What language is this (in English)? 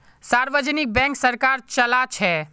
Magahi